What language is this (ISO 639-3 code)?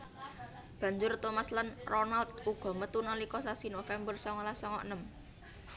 jav